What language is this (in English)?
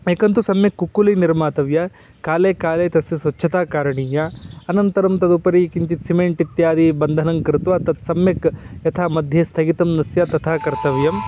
Sanskrit